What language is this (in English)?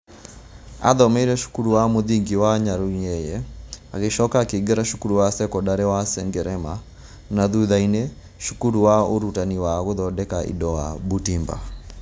Kikuyu